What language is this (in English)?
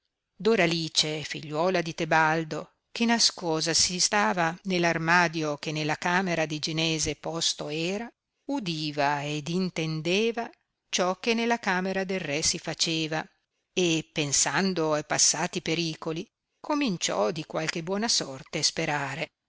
Italian